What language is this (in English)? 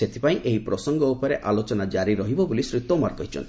Odia